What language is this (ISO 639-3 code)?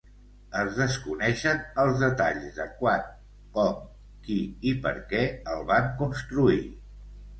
cat